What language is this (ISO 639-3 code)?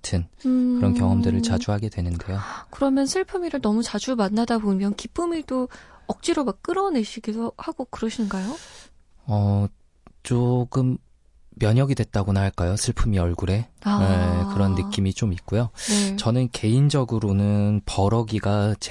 kor